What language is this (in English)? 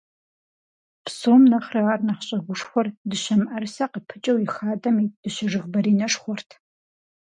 Kabardian